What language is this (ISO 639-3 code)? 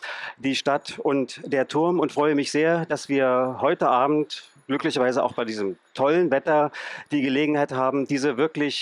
deu